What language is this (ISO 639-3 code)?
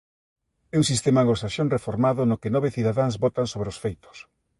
glg